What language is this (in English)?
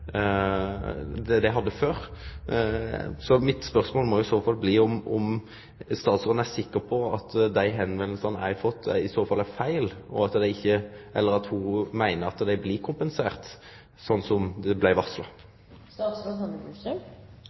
Norwegian Nynorsk